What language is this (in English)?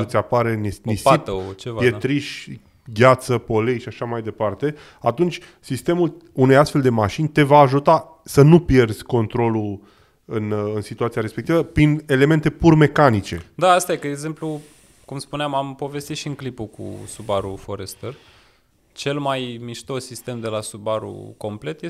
Romanian